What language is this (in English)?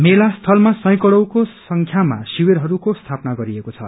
Nepali